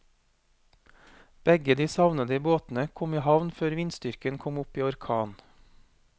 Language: Norwegian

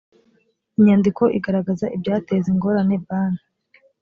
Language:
Kinyarwanda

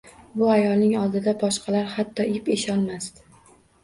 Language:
Uzbek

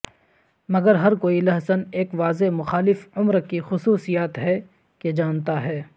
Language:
Urdu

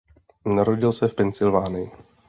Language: Czech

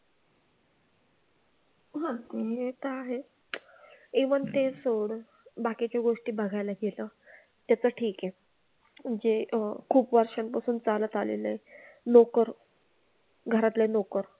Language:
Marathi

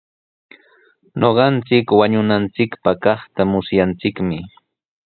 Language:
Sihuas Ancash Quechua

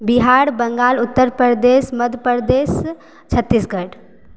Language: Maithili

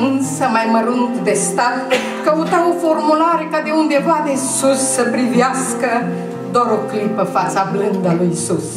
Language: Romanian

